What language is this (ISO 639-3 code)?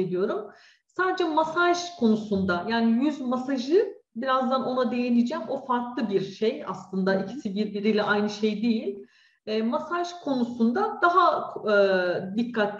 tur